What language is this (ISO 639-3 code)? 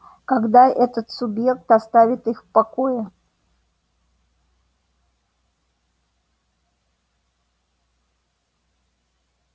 rus